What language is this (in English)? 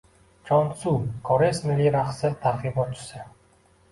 Uzbek